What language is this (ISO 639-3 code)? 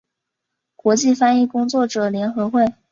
zho